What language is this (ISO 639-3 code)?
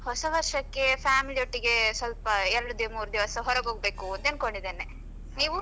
kan